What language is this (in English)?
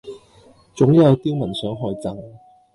Cantonese